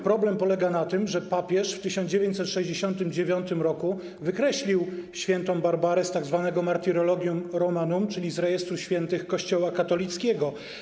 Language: Polish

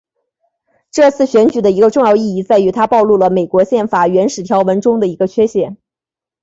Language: Chinese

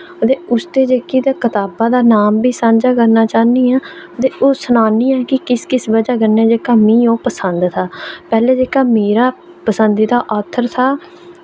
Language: Dogri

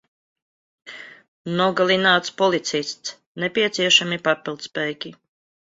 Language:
Latvian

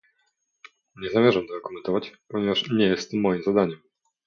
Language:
Polish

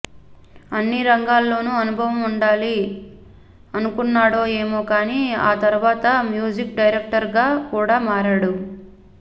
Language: Telugu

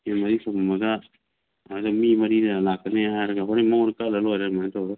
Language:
Manipuri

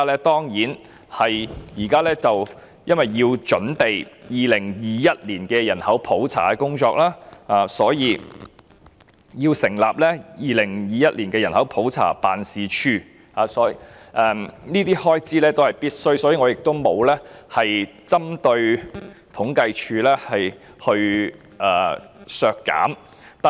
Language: Cantonese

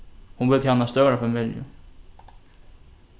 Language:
Faroese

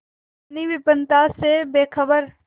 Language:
Hindi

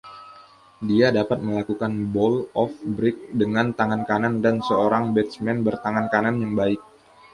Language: Indonesian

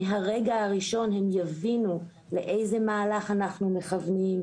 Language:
Hebrew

